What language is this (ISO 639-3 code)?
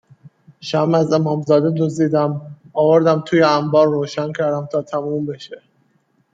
fas